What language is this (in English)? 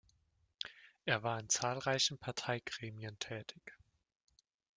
German